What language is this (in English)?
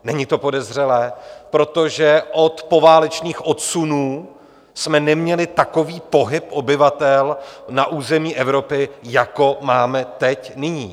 Czech